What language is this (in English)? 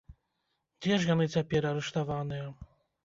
Belarusian